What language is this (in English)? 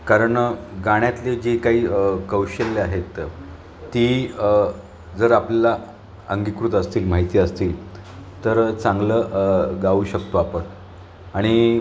Marathi